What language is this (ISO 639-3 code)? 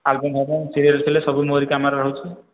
ori